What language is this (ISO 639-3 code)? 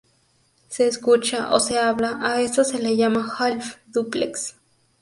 spa